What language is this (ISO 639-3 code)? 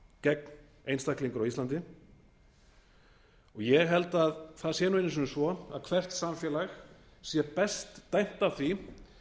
isl